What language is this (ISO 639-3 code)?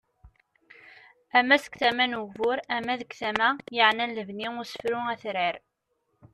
kab